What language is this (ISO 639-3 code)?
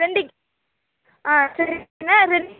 tam